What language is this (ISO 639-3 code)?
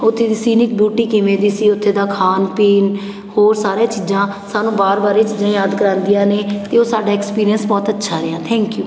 pan